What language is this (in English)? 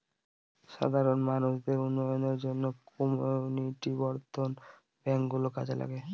Bangla